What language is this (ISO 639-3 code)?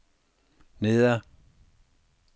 dan